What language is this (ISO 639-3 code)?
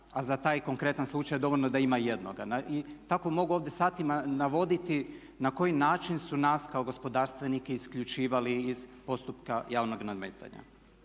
hrv